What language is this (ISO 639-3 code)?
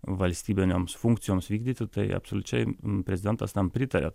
lit